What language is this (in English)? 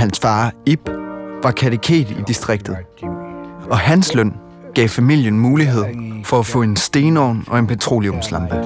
Danish